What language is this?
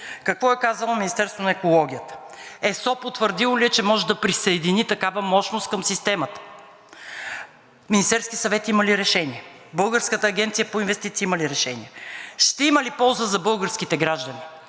Bulgarian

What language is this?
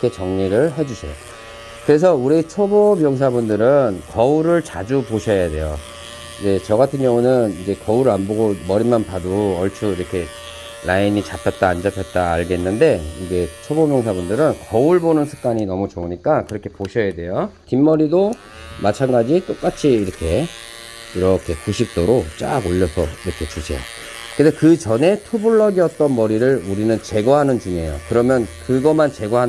Korean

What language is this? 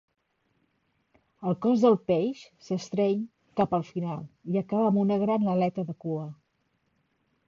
Catalan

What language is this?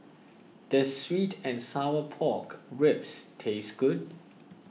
English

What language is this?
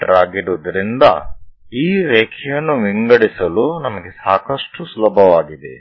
Kannada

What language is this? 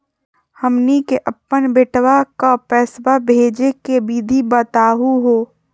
Magahi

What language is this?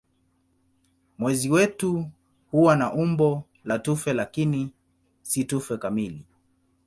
Swahili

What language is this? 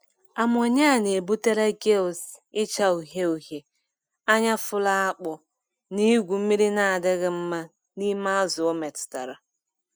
Igbo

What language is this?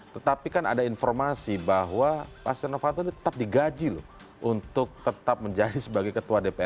Indonesian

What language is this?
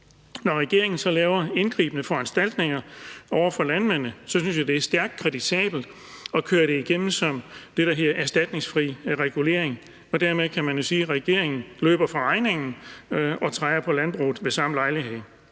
Danish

